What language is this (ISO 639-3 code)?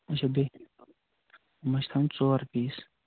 kas